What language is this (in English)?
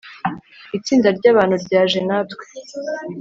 Kinyarwanda